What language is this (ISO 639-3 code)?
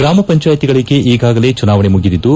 kan